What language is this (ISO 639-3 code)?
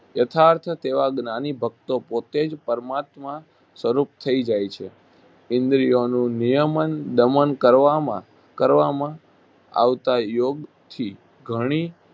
guj